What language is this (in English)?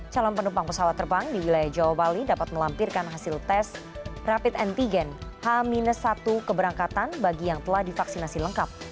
Indonesian